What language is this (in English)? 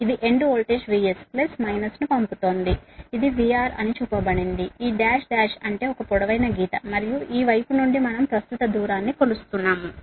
Telugu